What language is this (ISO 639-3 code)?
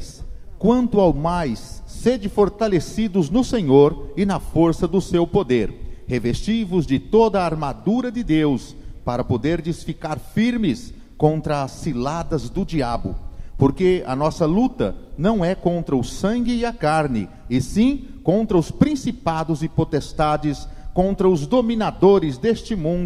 por